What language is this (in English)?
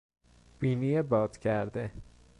Persian